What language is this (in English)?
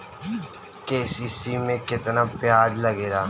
Bhojpuri